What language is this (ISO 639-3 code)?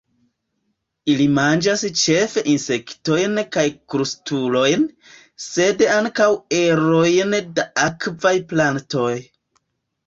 epo